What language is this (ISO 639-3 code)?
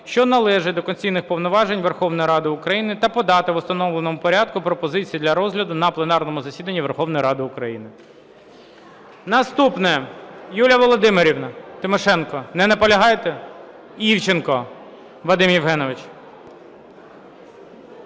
ukr